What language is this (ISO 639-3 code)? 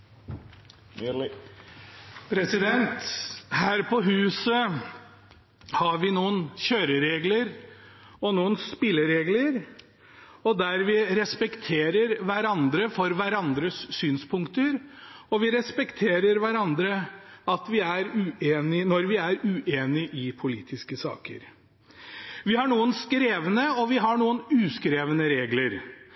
nor